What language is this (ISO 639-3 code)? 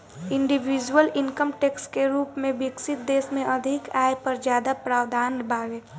bho